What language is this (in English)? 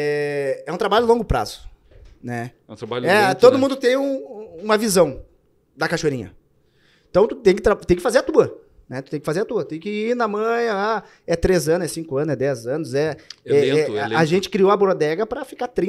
Portuguese